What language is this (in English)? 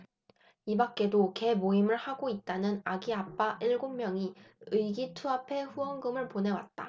Korean